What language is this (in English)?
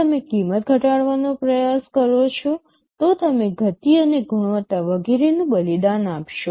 Gujarati